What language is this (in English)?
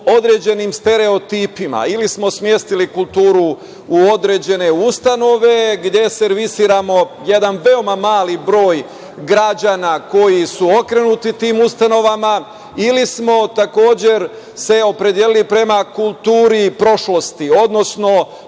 Serbian